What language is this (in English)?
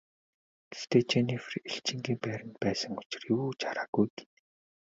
Mongolian